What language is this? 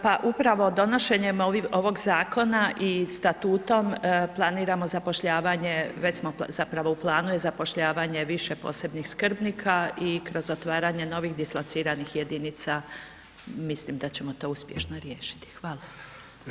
Croatian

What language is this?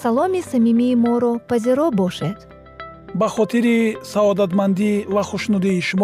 Persian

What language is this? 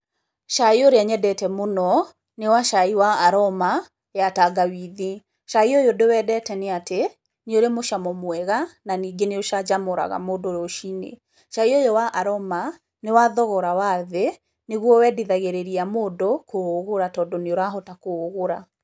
Kikuyu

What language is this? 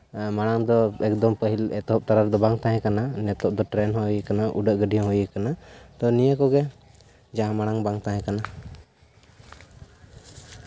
Santali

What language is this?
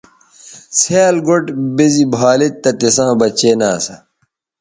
Bateri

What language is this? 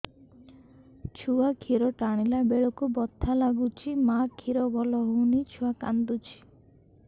Odia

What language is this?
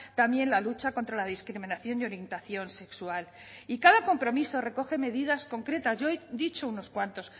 Spanish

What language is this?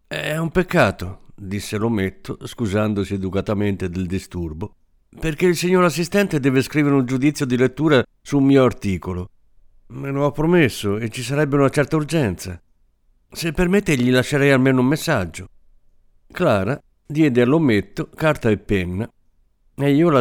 Italian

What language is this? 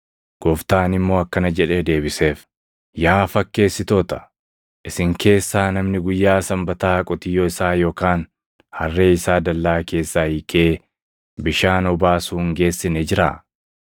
Oromo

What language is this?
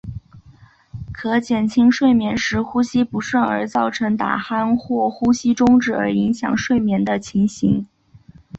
Chinese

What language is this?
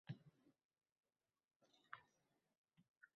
Uzbek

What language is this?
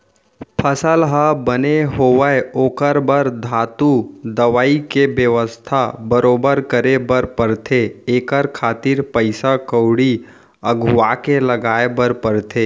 Chhattisgarhi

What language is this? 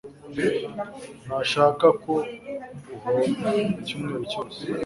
Kinyarwanda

